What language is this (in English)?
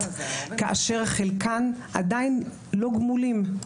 Hebrew